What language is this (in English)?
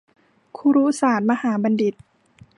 Thai